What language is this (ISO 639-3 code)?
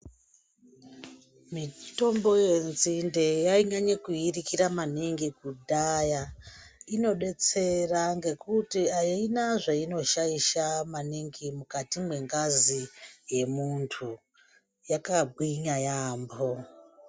ndc